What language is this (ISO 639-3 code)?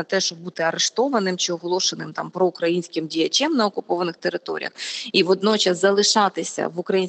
ukr